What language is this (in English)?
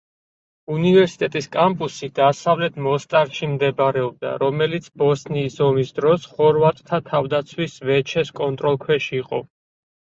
Georgian